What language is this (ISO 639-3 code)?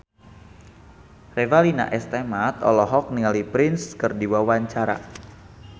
sun